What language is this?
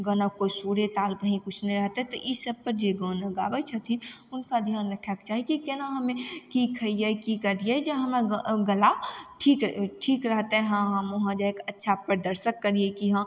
Maithili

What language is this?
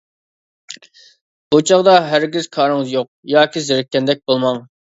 Uyghur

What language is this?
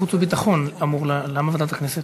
Hebrew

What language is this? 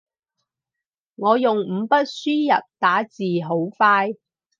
Cantonese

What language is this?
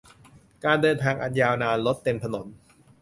Thai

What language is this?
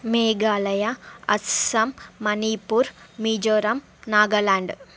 Telugu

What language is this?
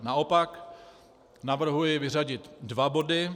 Czech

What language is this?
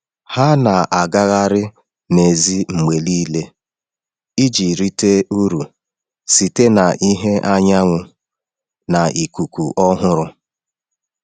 Igbo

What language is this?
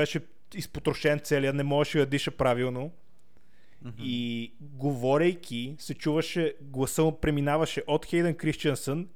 Bulgarian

